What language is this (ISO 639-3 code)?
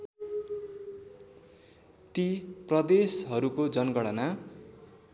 nep